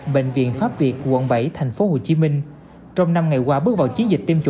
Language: Vietnamese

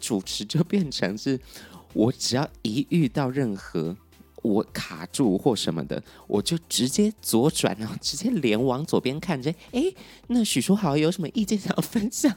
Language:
Chinese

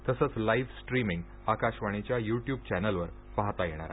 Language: Marathi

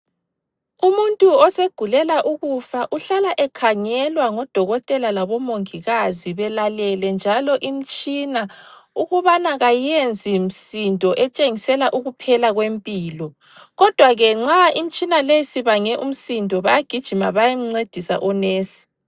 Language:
North Ndebele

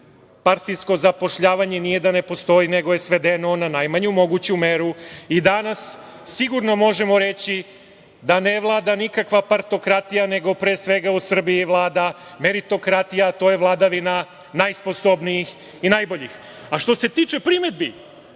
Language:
Serbian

